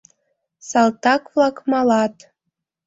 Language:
Mari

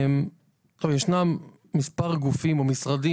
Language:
Hebrew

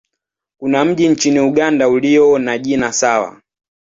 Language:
Swahili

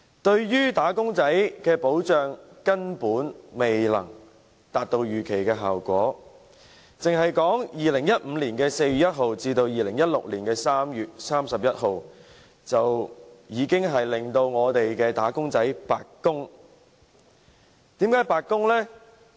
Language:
Cantonese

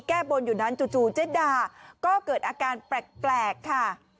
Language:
Thai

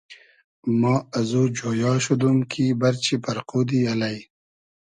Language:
Hazaragi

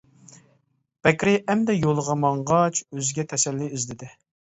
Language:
Uyghur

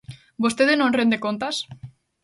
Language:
Galician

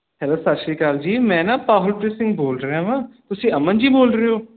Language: Punjabi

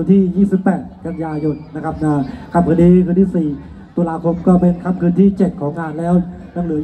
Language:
Thai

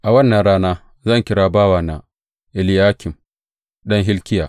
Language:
Hausa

